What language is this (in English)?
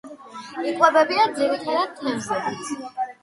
Georgian